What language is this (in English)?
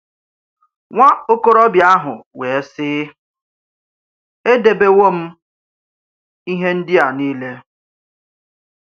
Igbo